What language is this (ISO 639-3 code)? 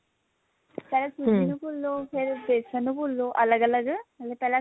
pan